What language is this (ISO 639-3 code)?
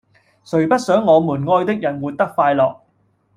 yue